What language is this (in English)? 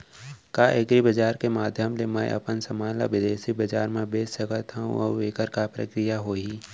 Chhattisgarhi